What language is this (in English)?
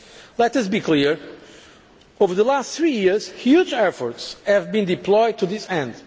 English